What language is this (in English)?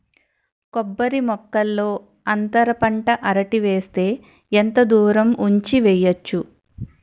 Telugu